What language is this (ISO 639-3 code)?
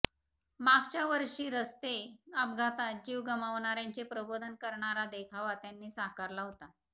mar